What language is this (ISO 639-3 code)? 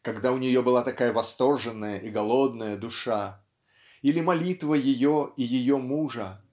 rus